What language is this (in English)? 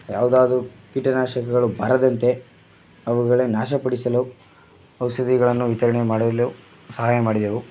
Kannada